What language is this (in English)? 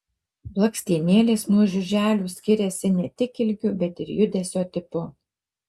Lithuanian